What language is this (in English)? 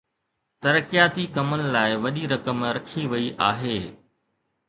Sindhi